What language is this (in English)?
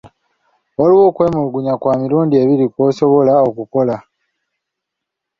Ganda